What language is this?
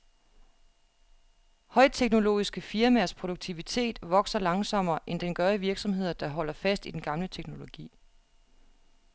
Danish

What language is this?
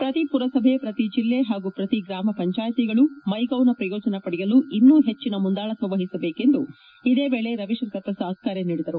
Kannada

